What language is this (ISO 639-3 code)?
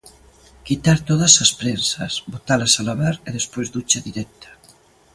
glg